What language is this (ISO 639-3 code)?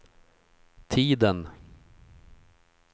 swe